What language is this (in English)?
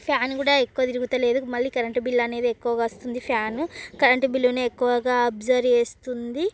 Telugu